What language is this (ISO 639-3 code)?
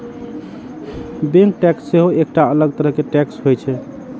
mai